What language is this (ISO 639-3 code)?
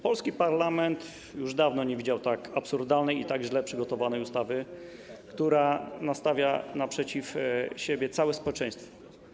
pol